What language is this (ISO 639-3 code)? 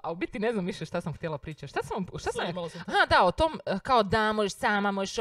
hrv